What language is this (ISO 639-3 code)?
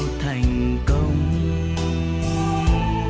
vie